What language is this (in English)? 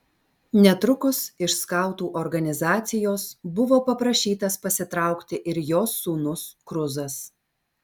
Lithuanian